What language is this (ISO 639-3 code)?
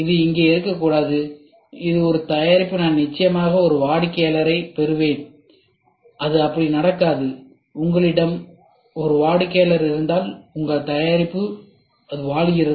tam